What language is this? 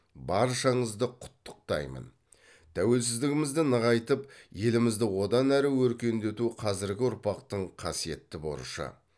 Kazakh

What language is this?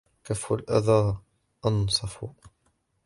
Arabic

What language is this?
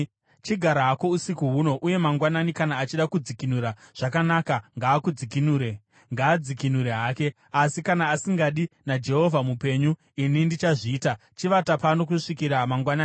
Shona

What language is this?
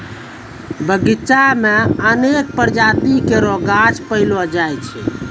Maithili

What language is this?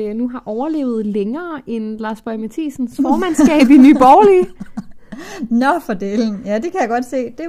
Danish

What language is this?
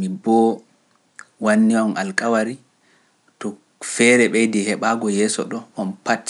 Pular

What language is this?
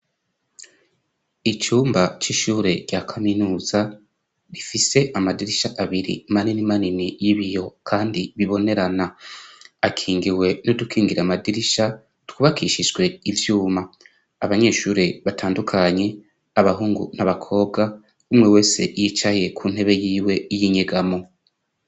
Rundi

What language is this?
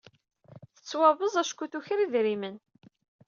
Kabyle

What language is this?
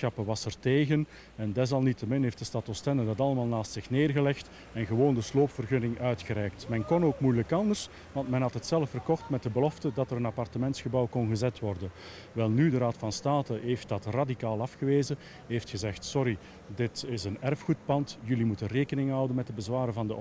Dutch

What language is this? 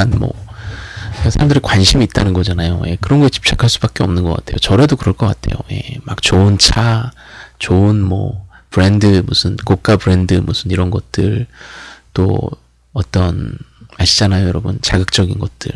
Korean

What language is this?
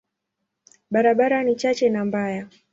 Swahili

